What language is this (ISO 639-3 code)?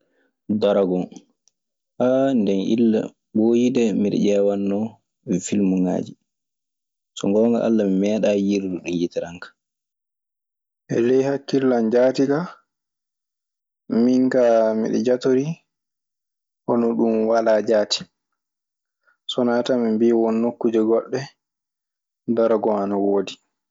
ffm